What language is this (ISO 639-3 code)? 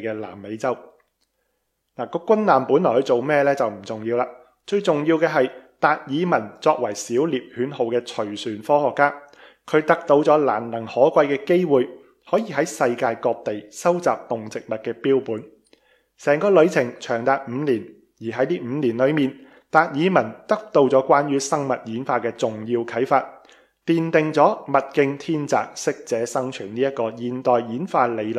zho